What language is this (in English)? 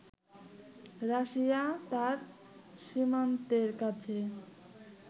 Bangla